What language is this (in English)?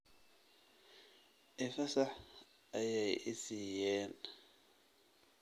Somali